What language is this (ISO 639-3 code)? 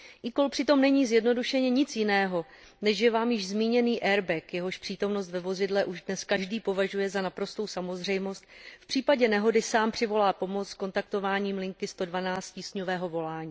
ces